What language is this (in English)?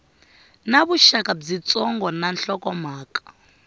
Tsonga